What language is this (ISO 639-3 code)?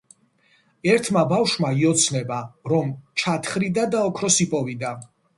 kat